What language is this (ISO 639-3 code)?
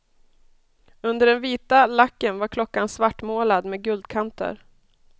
swe